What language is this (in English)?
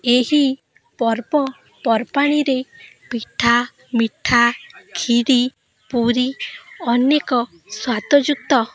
Odia